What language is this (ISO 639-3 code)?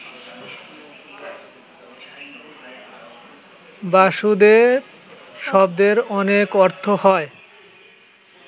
ben